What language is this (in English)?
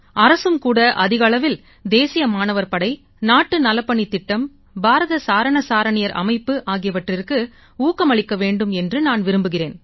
Tamil